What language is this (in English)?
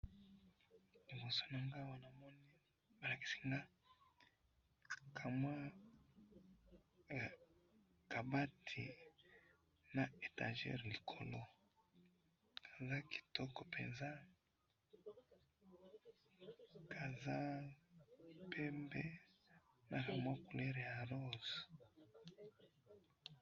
Lingala